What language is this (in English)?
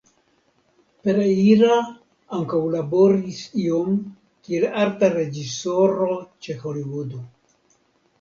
Esperanto